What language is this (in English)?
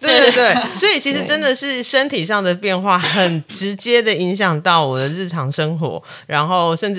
Chinese